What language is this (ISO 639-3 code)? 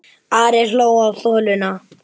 isl